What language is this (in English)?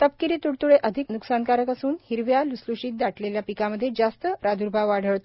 Marathi